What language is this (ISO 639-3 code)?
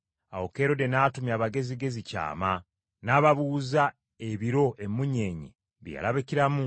lug